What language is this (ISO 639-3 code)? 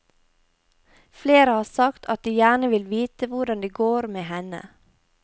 nor